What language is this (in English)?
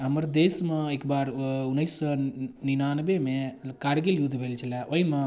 Maithili